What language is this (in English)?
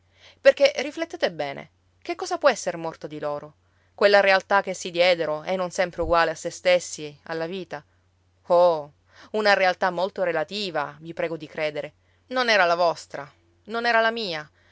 Italian